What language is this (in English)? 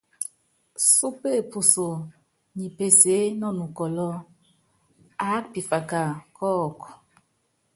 Yangben